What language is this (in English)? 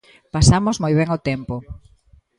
Galician